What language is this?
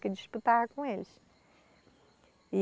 Portuguese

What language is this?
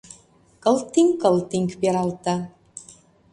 Mari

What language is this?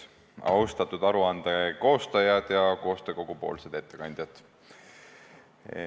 Estonian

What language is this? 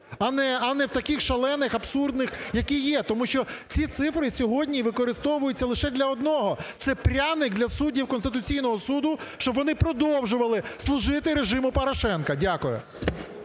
Ukrainian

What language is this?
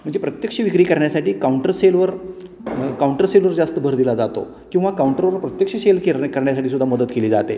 Marathi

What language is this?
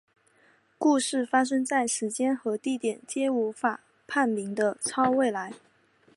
Chinese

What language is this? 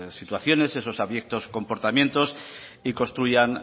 Spanish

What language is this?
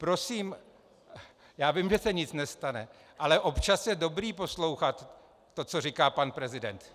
Czech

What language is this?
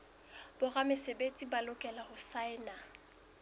Southern Sotho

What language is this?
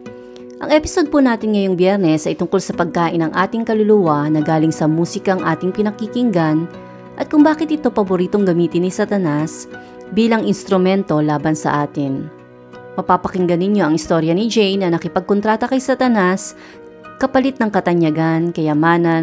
Filipino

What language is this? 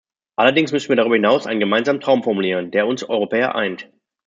German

